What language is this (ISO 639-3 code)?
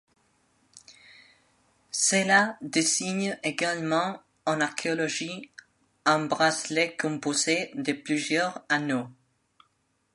fra